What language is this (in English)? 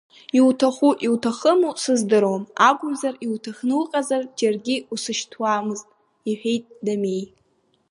Abkhazian